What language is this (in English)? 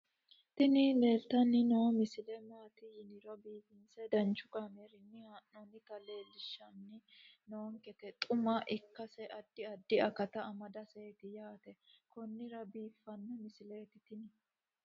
Sidamo